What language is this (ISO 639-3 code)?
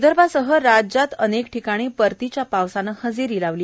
mar